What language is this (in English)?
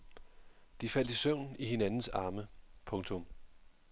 Danish